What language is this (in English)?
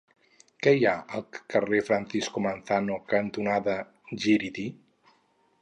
Catalan